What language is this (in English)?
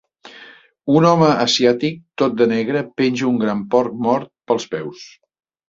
Catalan